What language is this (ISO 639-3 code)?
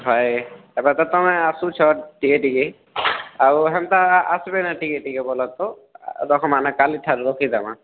ori